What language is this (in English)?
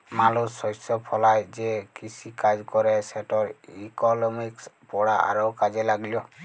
Bangla